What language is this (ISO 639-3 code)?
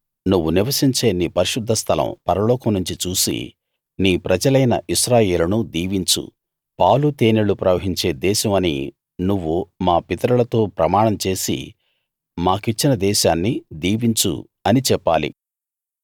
tel